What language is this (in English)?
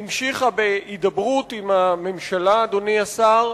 Hebrew